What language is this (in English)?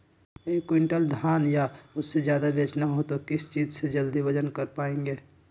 Magahi